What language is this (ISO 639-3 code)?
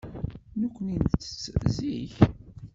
kab